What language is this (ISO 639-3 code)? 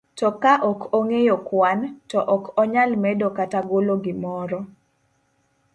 luo